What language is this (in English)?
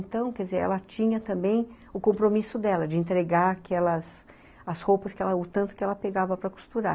Portuguese